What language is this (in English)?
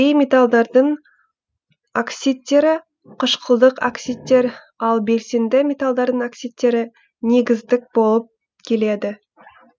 Kazakh